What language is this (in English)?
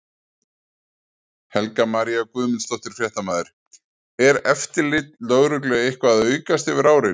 Icelandic